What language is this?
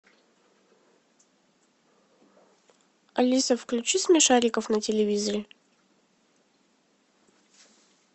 Russian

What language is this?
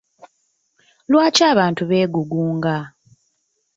Ganda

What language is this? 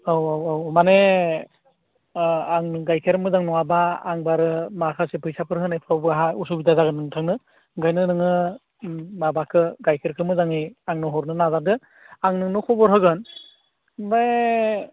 Bodo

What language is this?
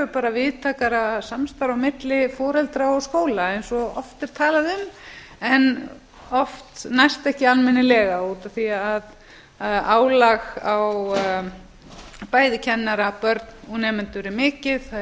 Icelandic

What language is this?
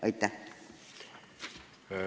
Estonian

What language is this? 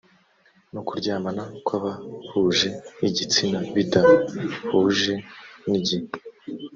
Kinyarwanda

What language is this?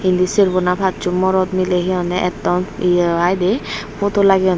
Chakma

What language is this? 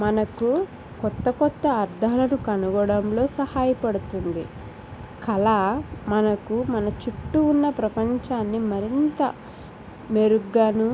Telugu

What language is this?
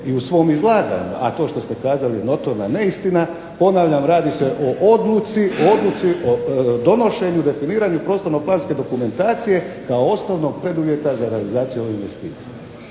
Croatian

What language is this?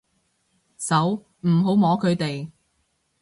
Cantonese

